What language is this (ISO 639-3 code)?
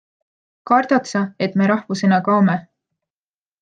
est